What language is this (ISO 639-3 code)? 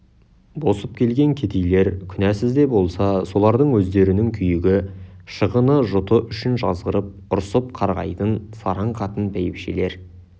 kaz